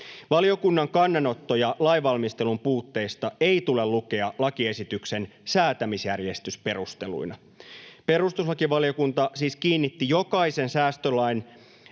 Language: Finnish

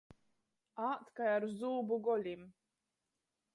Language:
Latgalian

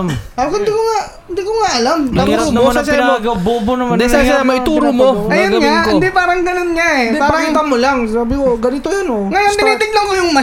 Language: Filipino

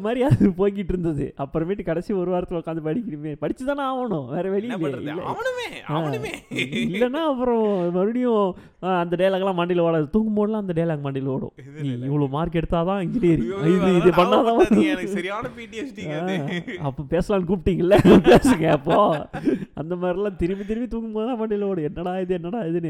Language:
Tamil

